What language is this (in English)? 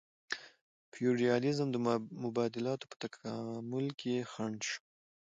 Pashto